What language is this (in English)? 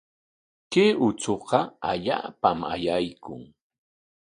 Corongo Ancash Quechua